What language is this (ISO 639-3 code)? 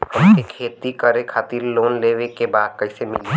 bho